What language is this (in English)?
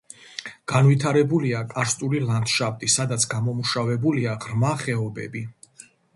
Georgian